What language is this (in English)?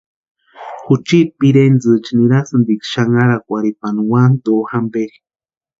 Western Highland Purepecha